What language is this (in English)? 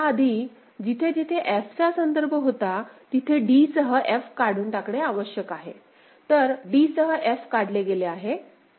Marathi